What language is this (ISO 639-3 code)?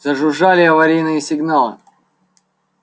rus